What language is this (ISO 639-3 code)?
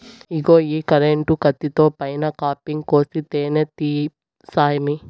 tel